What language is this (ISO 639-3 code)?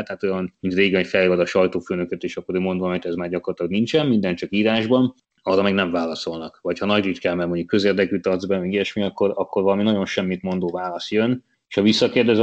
hun